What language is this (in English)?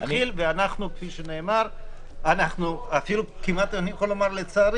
Hebrew